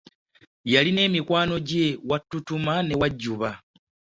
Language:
Ganda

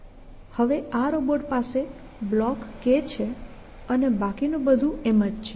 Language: Gujarati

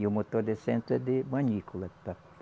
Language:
Portuguese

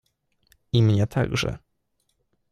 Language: Polish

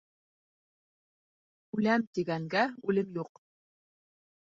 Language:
Bashkir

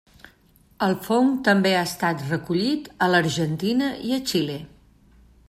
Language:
Catalan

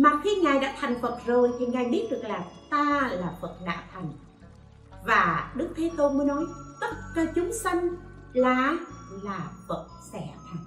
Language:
Vietnamese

